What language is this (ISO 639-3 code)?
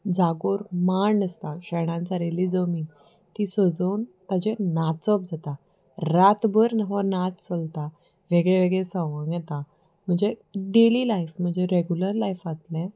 kok